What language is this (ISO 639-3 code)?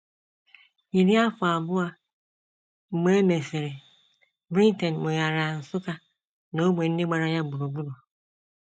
ibo